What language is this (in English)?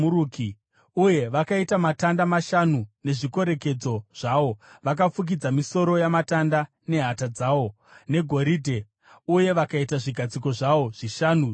Shona